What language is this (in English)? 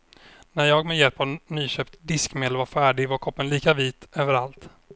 Swedish